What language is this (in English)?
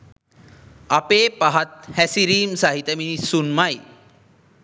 Sinhala